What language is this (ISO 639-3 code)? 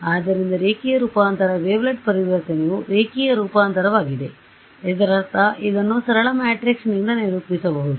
kan